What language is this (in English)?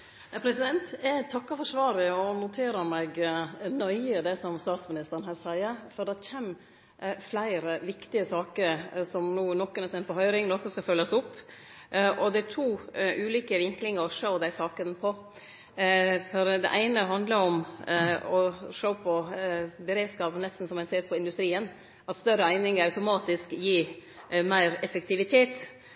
Norwegian Nynorsk